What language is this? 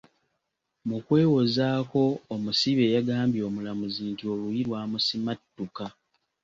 Ganda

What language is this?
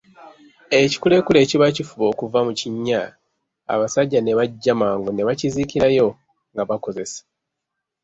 Ganda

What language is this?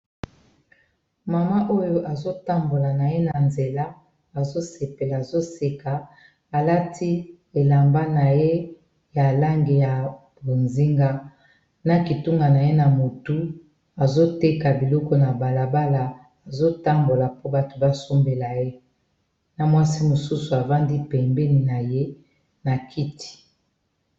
Lingala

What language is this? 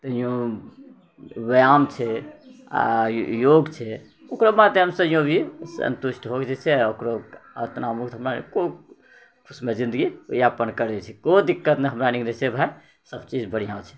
Maithili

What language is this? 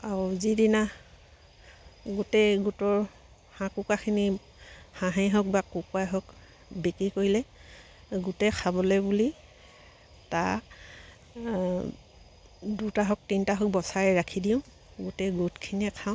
Assamese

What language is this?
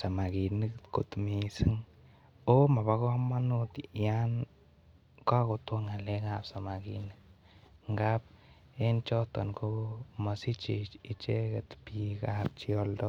Kalenjin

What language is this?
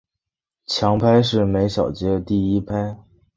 Chinese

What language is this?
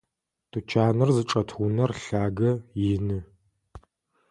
Adyghe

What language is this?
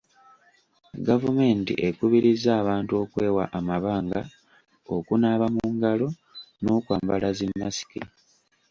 Ganda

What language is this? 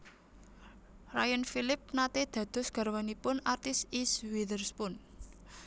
Javanese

